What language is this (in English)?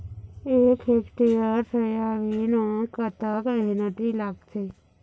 Chhattisgarhi